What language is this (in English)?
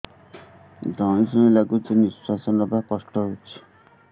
Odia